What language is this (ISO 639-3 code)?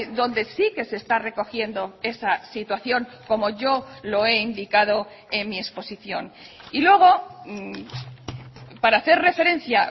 spa